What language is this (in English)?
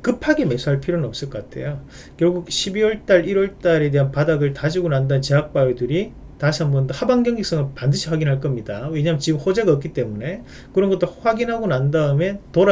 Korean